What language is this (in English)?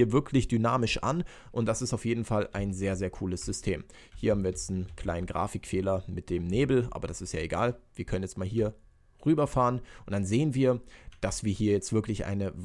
German